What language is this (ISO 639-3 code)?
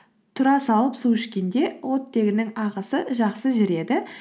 kaz